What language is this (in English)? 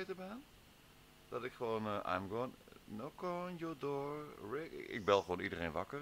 Dutch